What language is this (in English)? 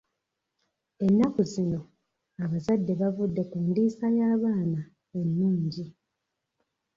Ganda